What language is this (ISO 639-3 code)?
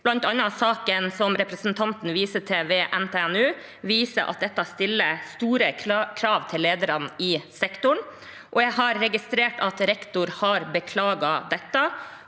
nor